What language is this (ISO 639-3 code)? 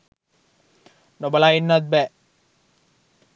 sin